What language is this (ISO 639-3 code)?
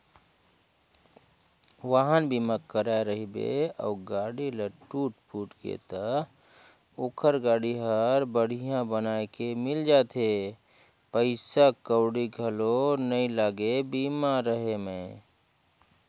hne